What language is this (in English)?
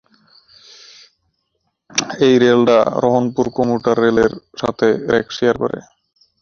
Bangla